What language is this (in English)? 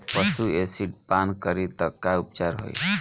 Bhojpuri